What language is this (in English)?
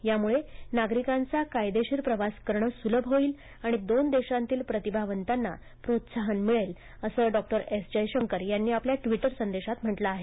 Marathi